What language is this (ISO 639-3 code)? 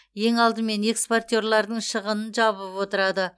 kaz